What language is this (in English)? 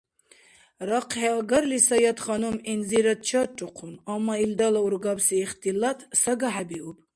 Dargwa